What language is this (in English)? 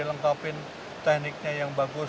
Indonesian